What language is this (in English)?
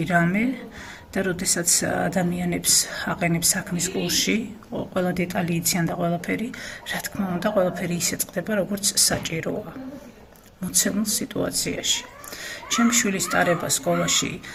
Romanian